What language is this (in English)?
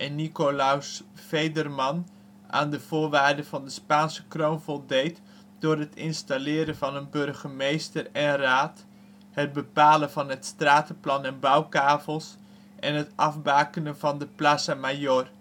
Dutch